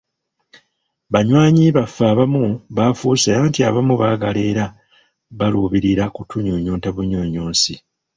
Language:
Ganda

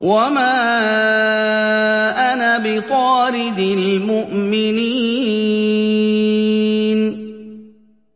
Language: Arabic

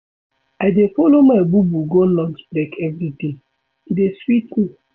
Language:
Nigerian Pidgin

